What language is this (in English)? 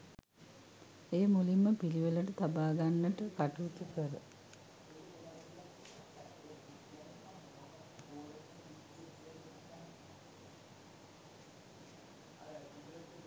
Sinhala